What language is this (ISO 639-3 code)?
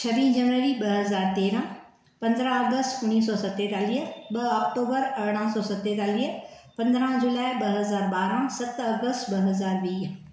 snd